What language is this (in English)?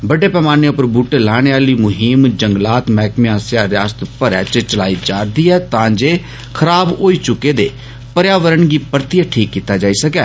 Dogri